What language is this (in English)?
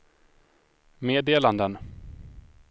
Swedish